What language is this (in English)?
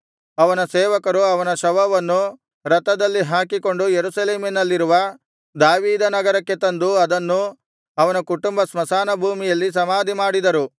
Kannada